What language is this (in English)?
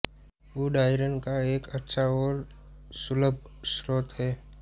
Hindi